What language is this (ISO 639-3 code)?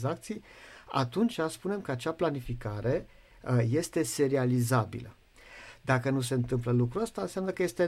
ron